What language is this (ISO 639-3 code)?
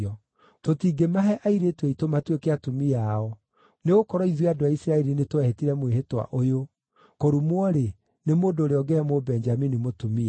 kik